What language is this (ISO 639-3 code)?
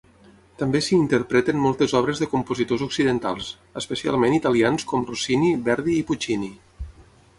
cat